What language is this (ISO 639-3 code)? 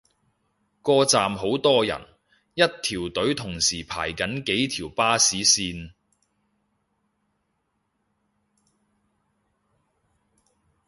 yue